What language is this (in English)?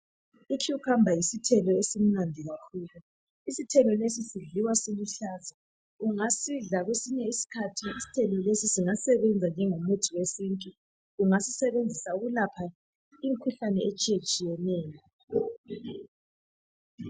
North Ndebele